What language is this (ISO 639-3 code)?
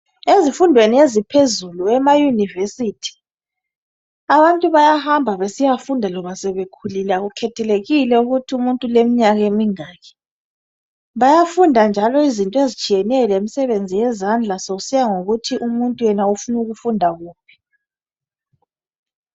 nde